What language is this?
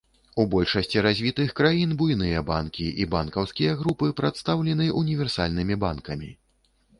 Belarusian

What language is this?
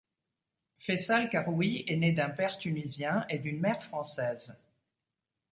French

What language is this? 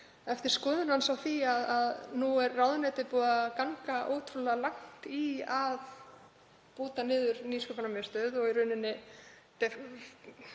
Icelandic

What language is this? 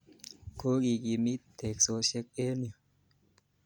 Kalenjin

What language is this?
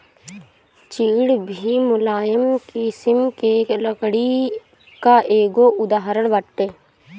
Bhojpuri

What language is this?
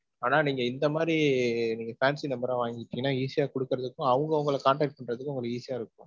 Tamil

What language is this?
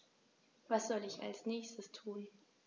German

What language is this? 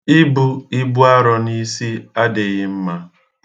Igbo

